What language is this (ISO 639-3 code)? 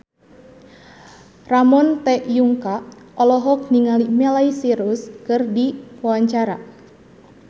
sun